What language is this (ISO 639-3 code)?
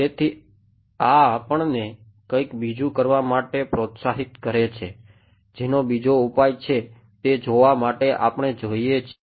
guj